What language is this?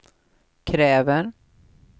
Swedish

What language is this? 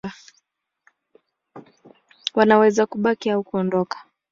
Swahili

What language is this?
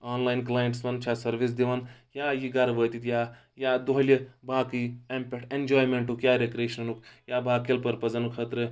Kashmiri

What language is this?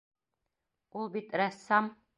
Bashkir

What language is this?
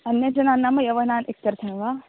Sanskrit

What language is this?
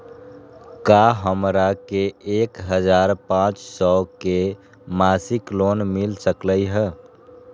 Magahi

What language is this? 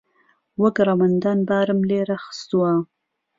Central Kurdish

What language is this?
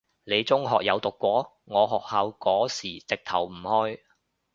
Cantonese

